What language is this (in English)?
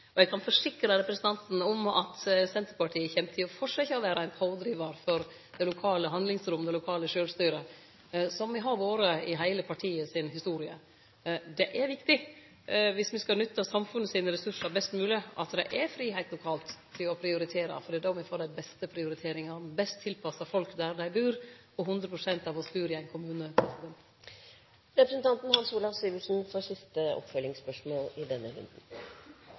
Norwegian